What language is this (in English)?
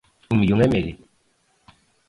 Galician